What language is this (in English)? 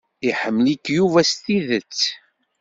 Kabyle